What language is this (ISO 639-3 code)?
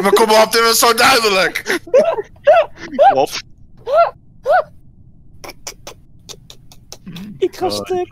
nld